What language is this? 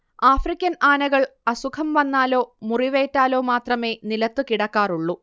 Malayalam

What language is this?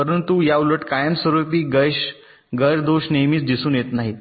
Marathi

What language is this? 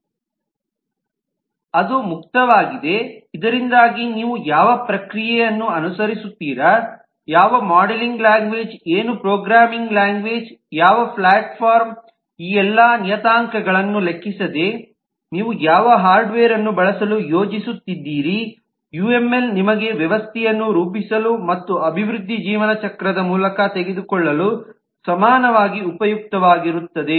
Kannada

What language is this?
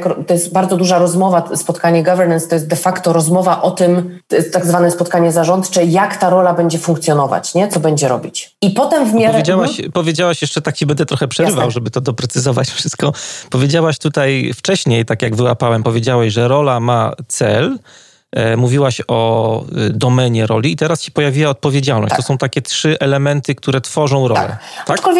Polish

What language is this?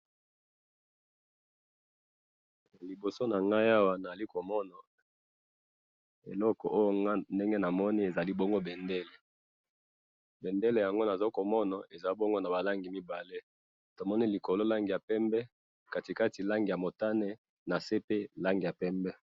Lingala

